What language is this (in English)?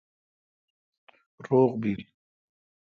Kalkoti